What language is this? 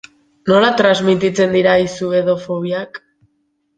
Basque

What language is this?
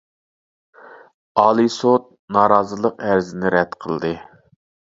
Uyghur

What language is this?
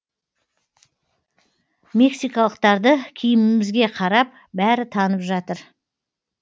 Kazakh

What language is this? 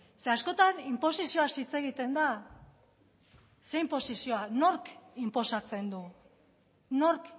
Basque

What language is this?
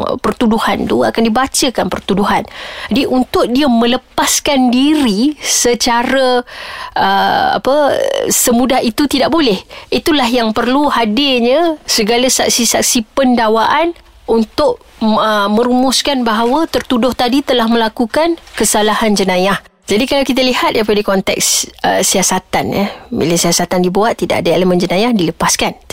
Malay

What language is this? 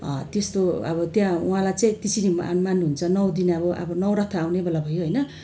Nepali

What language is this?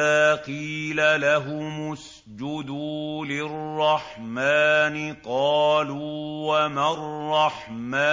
Arabic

